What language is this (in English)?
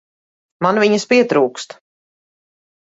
Latvian